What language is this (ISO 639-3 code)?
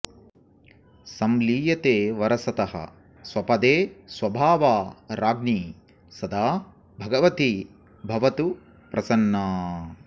san